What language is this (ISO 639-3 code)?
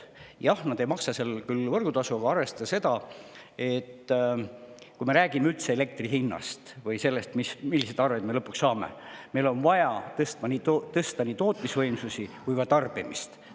est